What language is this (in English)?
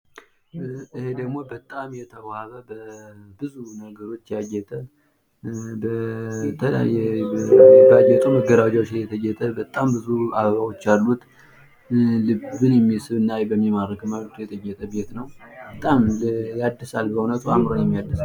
Amharic